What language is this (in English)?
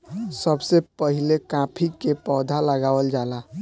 Bhojpuri